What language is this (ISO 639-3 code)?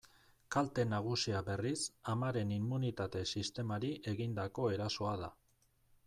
eus